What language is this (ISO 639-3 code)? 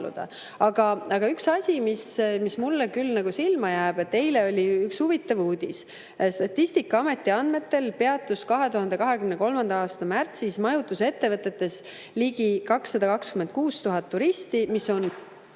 est